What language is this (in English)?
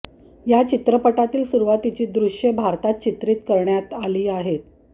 Marathi